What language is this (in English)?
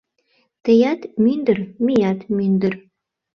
Mari